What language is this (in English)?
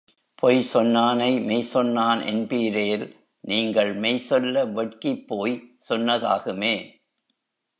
Tamil